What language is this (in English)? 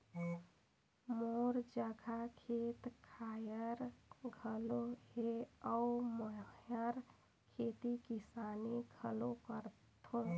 Chhattisgarhi